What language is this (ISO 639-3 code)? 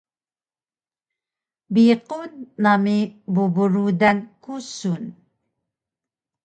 trv